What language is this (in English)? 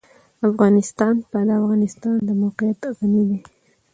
Pashto